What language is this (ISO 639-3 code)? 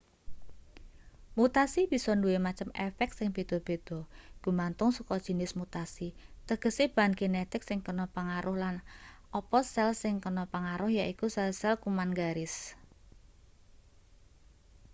jav